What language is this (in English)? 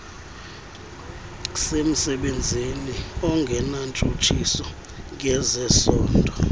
Xhosa